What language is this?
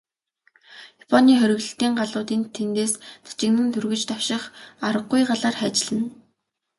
Mongolian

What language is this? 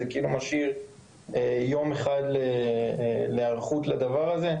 Hebrew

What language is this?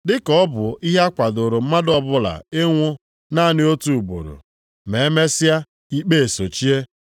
Igbo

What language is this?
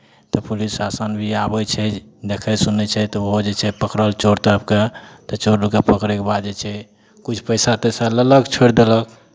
Maithili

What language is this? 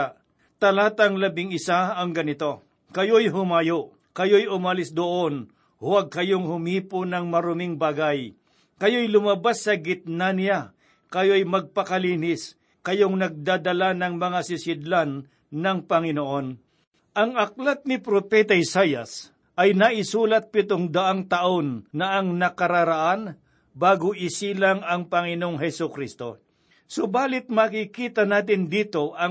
Filipino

